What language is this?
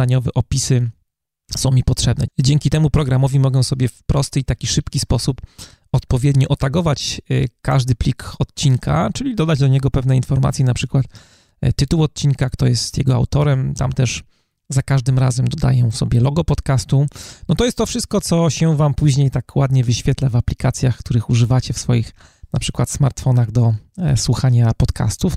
Polish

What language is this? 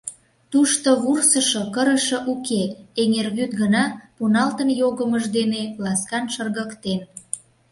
Mari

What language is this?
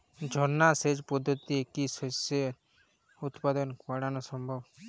Bangla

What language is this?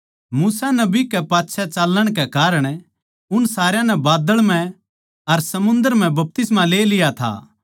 Haryanvi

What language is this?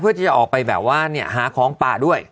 Thai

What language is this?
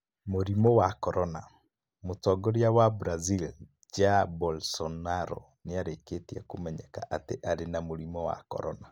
Kikuyu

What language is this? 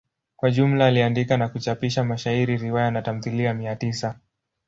Swahili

